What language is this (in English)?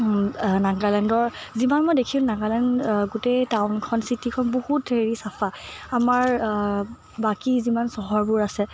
Assamese